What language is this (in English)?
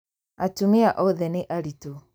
Kikuyu